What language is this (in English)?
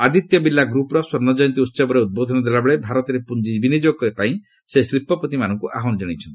Odia